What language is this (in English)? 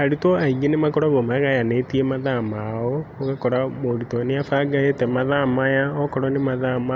Kikuyu